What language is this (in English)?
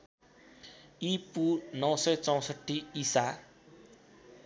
Nepali